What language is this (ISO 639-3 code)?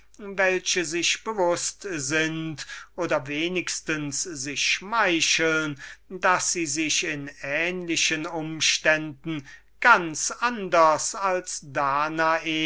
deu